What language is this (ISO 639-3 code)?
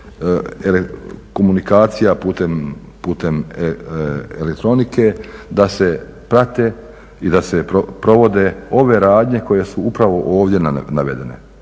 hrv